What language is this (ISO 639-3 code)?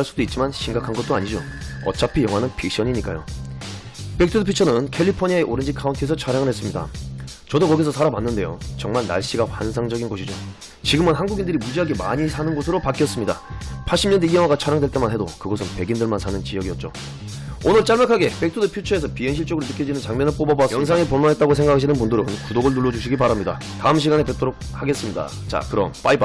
kor